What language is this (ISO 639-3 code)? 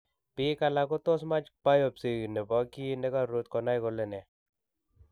kln